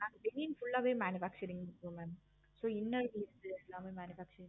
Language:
Tamil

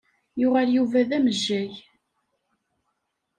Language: Kabyle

